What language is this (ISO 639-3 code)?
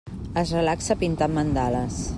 cat